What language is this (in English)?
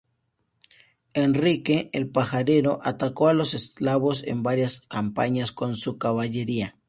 Spanish